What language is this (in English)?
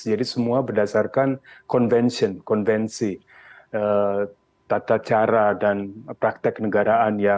Indonesian